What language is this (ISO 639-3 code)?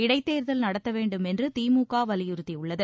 tam